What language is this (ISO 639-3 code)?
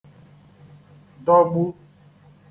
ibo